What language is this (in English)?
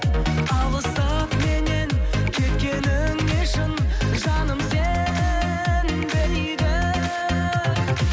Kazakh